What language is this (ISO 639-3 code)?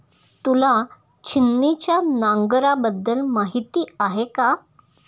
mar